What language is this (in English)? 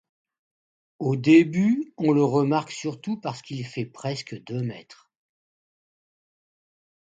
French